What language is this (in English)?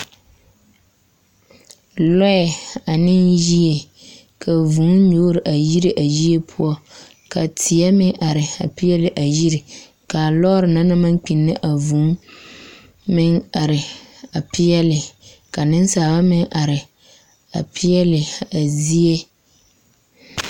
Southern Dagaare